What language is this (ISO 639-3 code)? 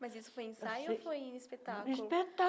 por